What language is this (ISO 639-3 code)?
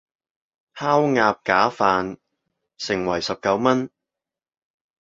yue